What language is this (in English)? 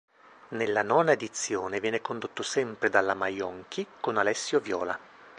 Italian